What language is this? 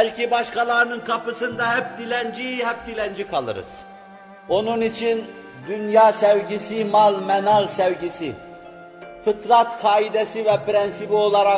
Turkish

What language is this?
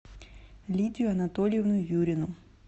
Russian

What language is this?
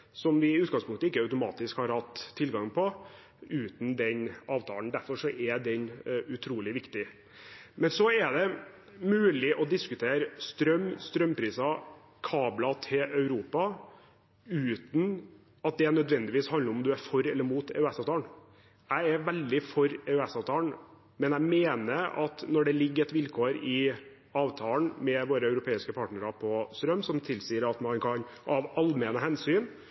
Norwegian Bokmål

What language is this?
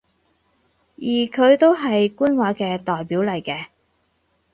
Cantonese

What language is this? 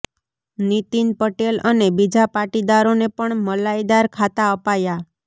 Gujarati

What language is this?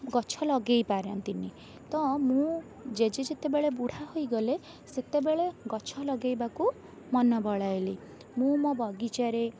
Odia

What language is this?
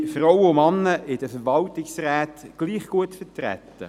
Swiss German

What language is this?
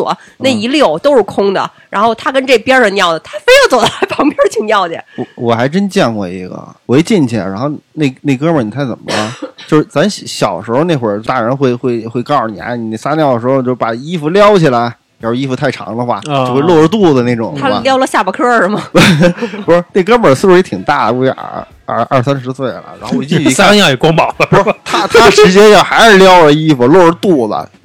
Chinese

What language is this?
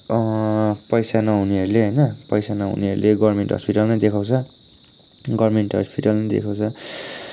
Nepali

